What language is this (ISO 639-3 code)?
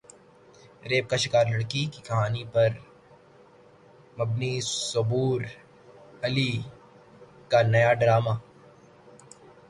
urd